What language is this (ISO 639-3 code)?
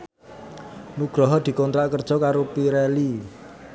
jav